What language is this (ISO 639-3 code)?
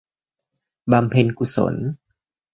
tha